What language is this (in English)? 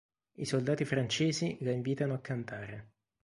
Italian